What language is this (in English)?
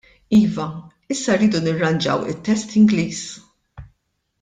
Maltese